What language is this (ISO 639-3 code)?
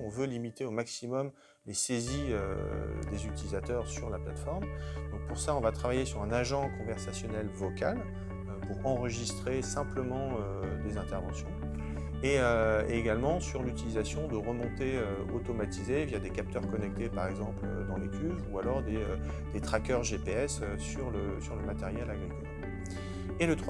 fra